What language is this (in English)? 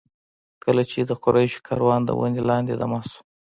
Pashto